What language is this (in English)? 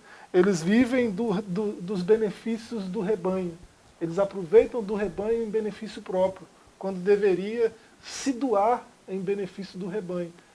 Portuguese